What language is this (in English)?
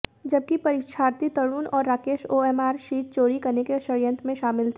Hindi